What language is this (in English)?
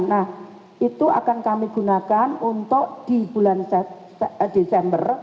Indonesian